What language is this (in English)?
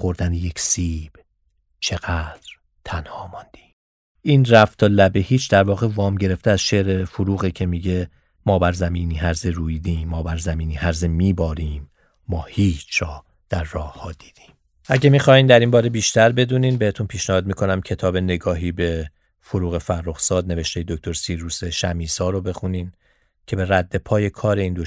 Persian